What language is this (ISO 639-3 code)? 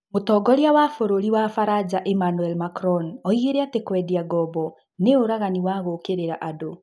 kik